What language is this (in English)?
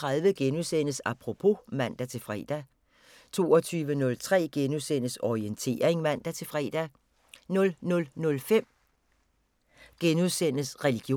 Danish